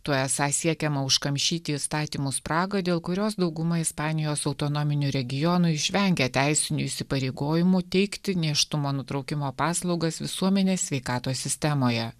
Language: Lithuanian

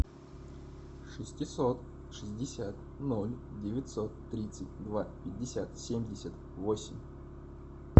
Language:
Russian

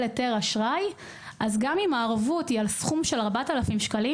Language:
Hebrew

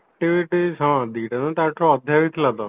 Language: Odia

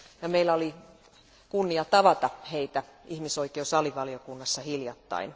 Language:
Finnish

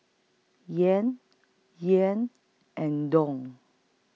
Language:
English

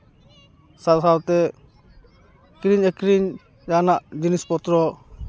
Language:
Santali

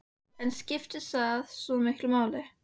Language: Icelandic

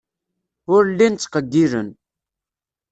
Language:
Kabyle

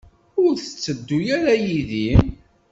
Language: Kabyle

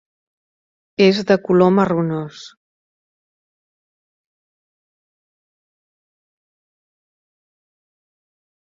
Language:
Catalan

